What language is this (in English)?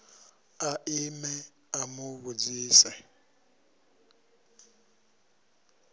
Venda